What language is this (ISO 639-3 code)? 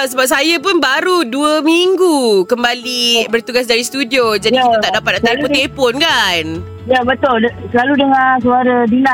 msa